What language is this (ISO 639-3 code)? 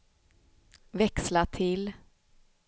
swe